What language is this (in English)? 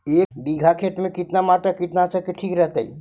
Magahi